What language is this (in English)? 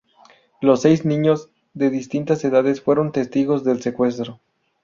Spanish